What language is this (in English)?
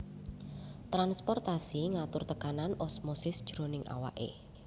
Javanese